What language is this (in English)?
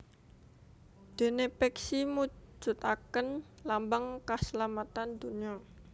Javanese